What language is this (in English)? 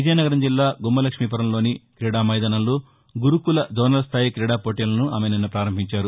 Telugu